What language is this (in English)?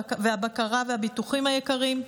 Hebrew